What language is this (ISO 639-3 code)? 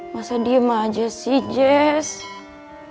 ind